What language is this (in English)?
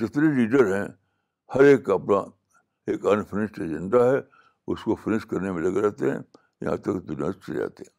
Urdu